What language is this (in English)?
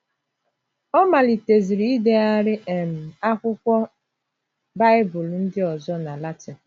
Igbo